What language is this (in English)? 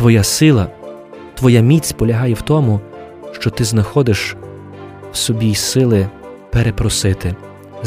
Ukrainian